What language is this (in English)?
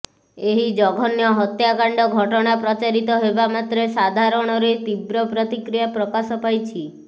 Odia